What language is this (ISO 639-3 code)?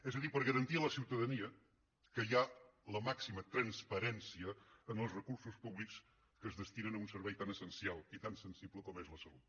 cat